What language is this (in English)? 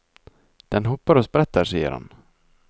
Norwegian